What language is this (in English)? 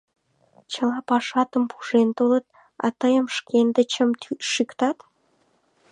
Mari